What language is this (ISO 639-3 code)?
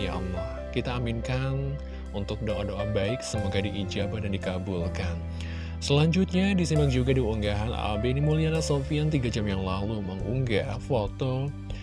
ind